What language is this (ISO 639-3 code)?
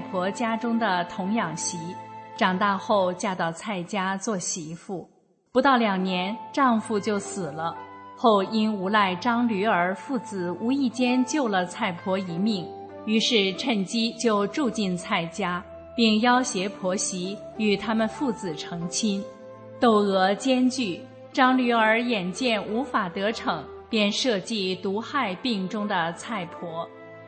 zho